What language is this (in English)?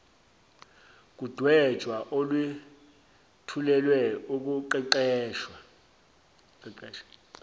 Zulu